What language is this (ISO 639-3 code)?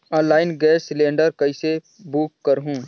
hne